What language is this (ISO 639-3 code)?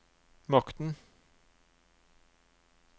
nor